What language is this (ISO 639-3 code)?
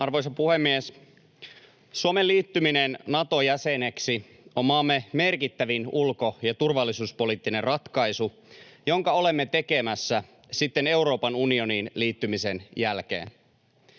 fin